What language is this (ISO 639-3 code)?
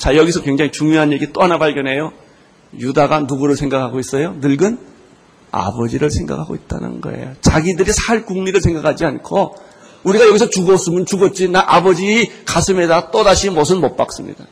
kor